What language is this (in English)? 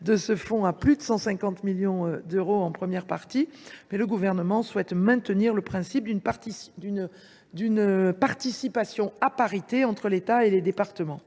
French